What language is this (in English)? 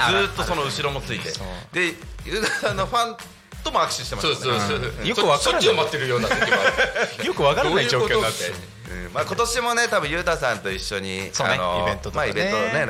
Japanese